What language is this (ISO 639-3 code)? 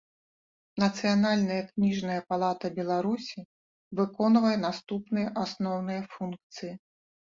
bel